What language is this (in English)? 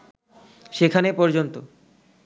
Bangla